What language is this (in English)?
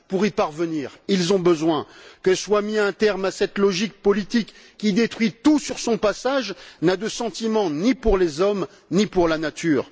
French